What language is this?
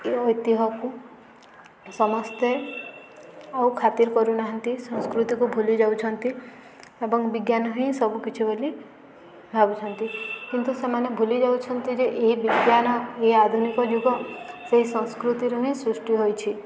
Odia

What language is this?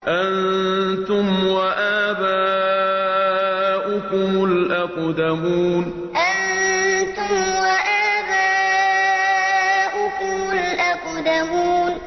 Arabic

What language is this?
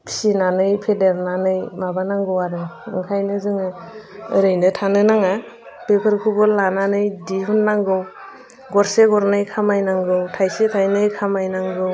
Bodo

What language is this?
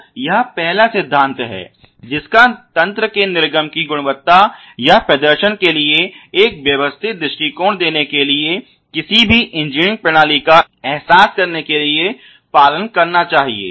Hindi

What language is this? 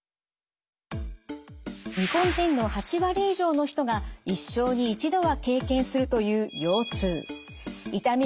Japanese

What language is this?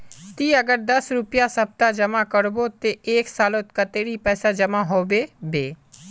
Magahi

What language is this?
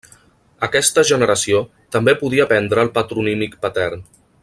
Catalan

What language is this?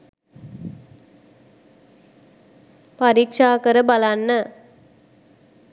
Sinhala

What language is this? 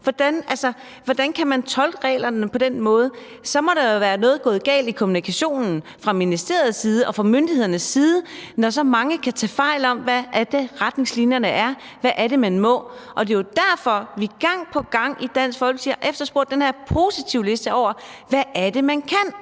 Danish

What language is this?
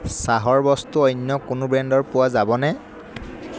Assamese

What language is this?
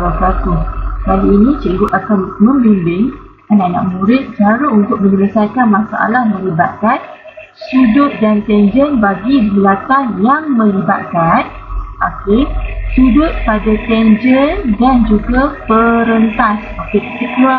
Malay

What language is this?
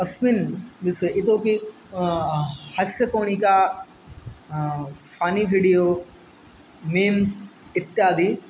Sanskrit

